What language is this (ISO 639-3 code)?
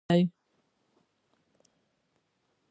pus